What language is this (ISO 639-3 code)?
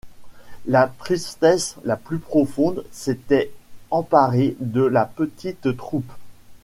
fra